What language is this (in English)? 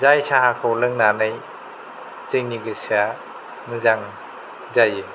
Bodo